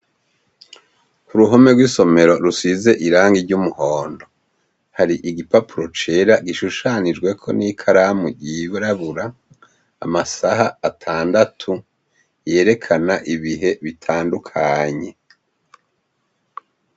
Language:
Rundi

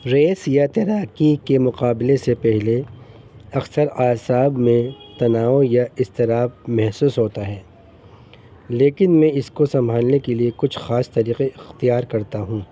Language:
Urdu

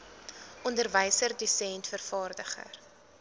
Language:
Afrikaans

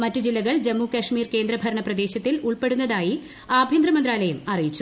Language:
Malayalam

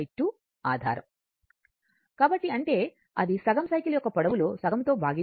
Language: Telugu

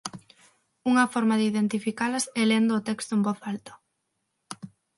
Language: Galician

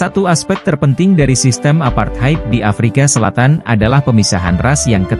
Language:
Indonesian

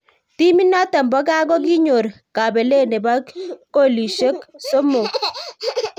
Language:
Kalenjin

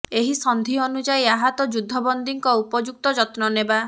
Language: Odia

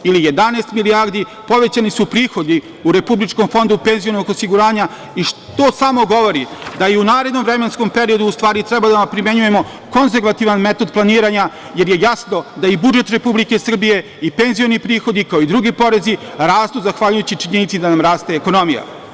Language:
Serbian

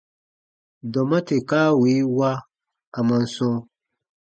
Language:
Baatonum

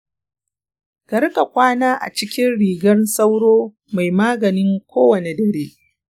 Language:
Hausa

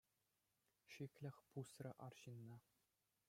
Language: Chuvash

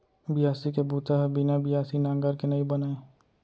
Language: Chhattisgarhi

